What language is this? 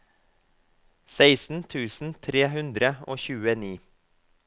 Norwegian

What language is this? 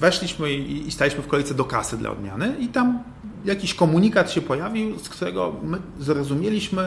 Polish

